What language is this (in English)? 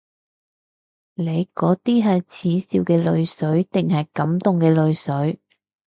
Cantonese